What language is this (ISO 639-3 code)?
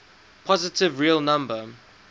eng